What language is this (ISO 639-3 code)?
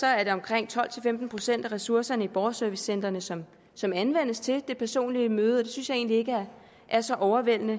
dan